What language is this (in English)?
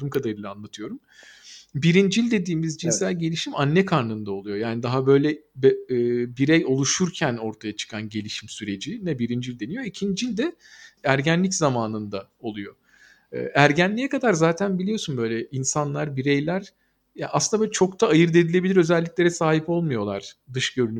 Turkish